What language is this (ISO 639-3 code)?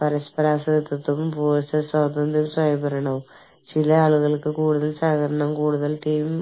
mal